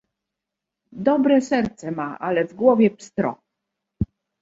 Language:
Polish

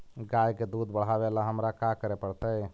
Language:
Magahi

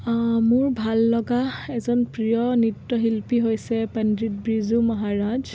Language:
Assamese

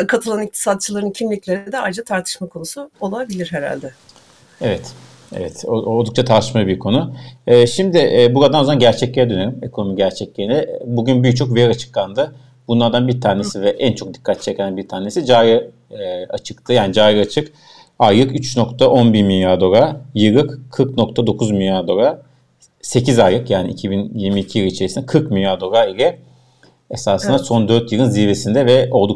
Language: Turkish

